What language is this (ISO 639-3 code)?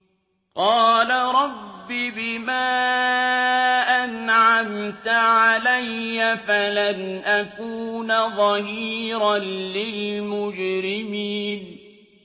ara